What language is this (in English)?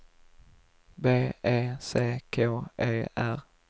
Swedish